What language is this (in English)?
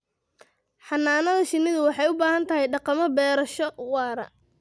Somali